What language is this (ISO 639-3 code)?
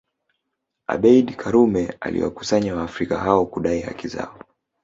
swa